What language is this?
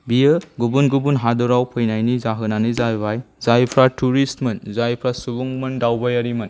Bodo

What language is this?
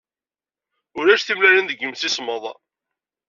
Kabyle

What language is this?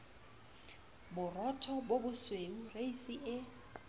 Southern Sotho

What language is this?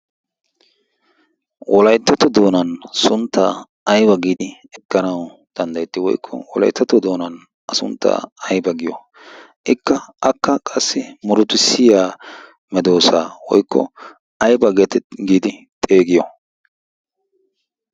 Wolaytta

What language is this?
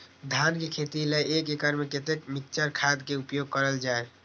Maithili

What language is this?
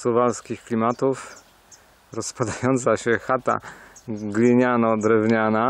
Polish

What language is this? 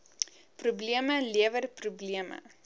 Afrikaans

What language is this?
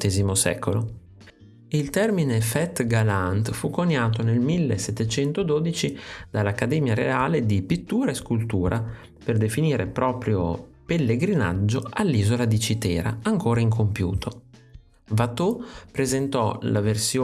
Italian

